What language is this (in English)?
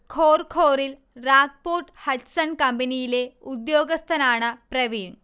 Malayalam